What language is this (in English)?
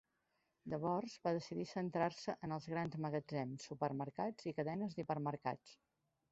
Catalan